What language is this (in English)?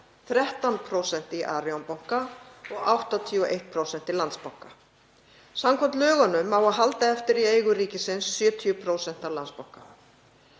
Icelandic